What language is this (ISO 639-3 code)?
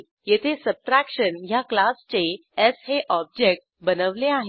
mar